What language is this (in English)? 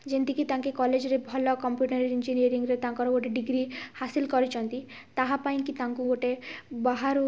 Odia